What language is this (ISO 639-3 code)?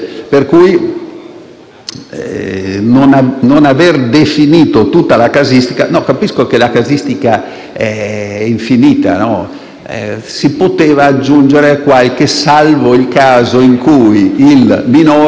ita